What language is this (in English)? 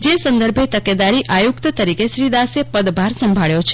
Gujarati